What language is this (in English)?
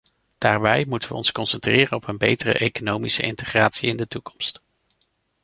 Dutch